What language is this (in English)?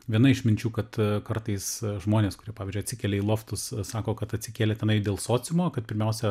Lithuanian